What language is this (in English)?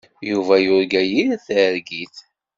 Kabyle